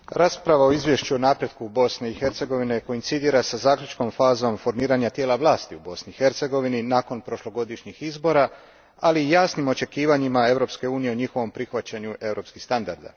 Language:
Croatian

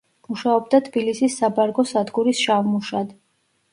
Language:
Georgian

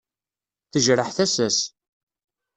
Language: Kabyle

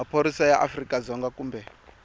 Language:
Tsonga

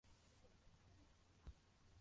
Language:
Kinyarwanda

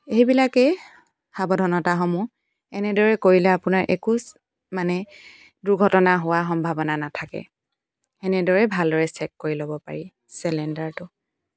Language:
Assamese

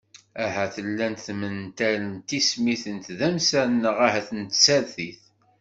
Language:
Kabyle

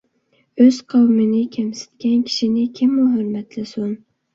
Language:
Uyghur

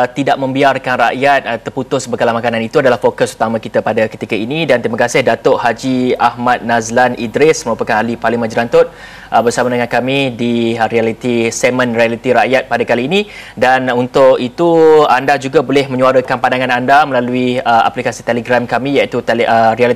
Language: Malay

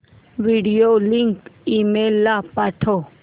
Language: Marathi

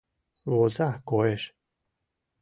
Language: Mari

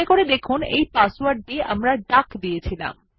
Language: Bangla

